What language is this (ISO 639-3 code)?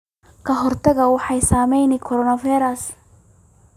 som